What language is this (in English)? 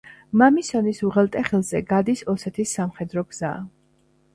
Georgian